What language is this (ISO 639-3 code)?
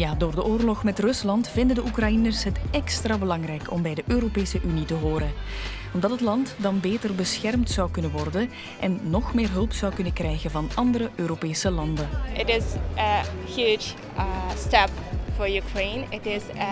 nld